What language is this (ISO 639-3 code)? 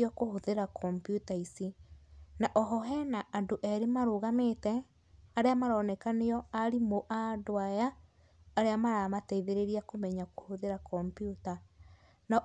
kik